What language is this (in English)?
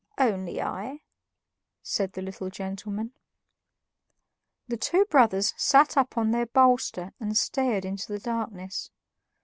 English